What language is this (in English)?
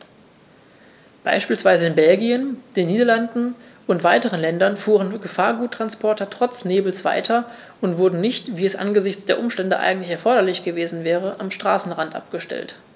German